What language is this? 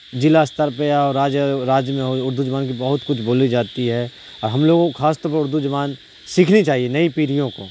Urdu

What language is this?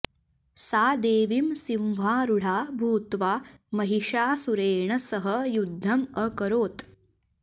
Sanskrit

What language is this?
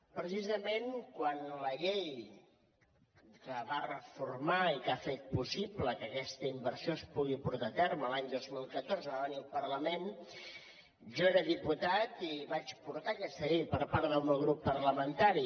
Catalan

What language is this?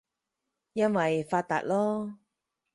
Cantonese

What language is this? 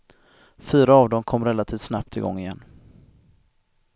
Swedish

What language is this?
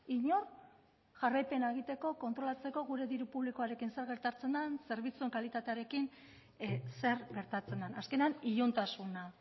Basque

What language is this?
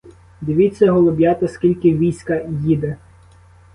Ukrainian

